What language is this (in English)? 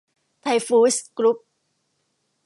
Thai